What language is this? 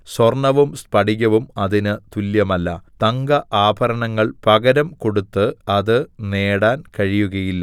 Malayalam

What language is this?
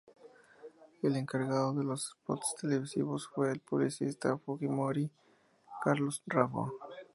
Spanish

